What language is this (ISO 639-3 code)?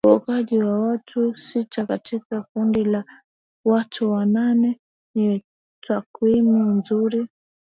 swa